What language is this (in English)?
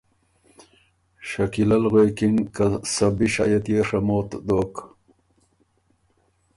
Ormuri